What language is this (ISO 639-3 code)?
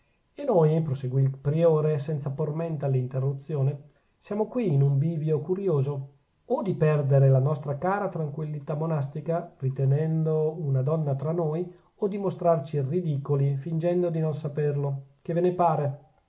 ita